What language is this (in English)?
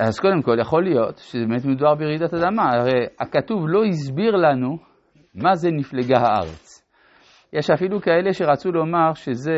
Hebrew